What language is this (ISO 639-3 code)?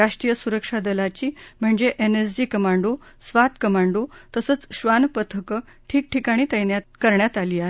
mar